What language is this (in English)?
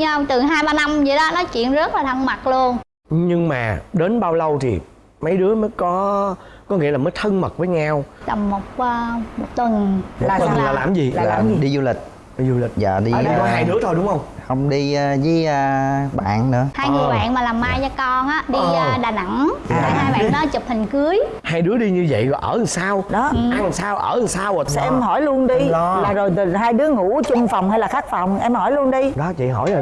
Vietnamese